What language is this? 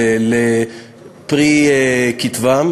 Hebrew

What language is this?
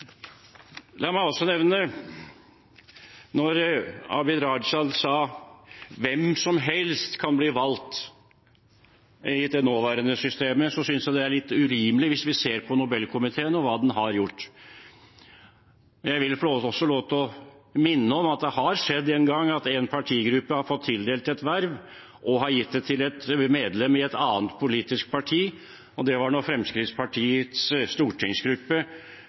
Norwegian Bokmål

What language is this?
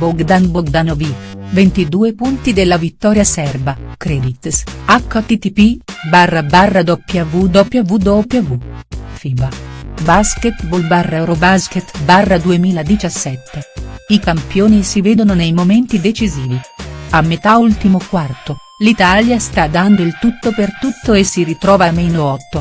Italian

